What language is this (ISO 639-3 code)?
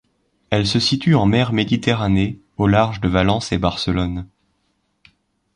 fra